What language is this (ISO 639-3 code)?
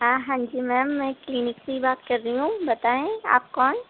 urd